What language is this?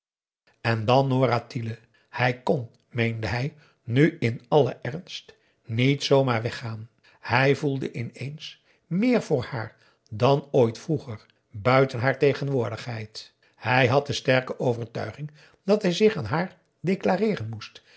Dutch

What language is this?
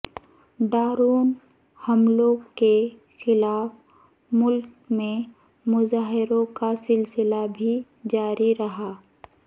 Urdu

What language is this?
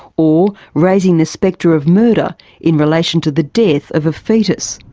English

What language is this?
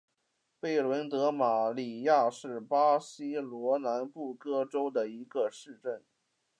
Chinese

